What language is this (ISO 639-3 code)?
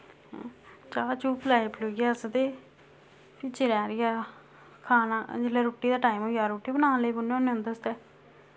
doi